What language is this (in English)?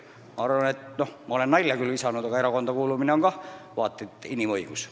Estonian